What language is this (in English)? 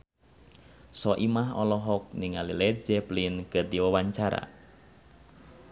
Sundanese